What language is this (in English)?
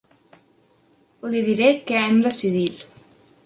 Catalan